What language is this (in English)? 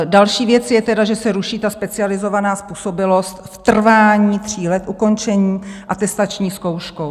Czech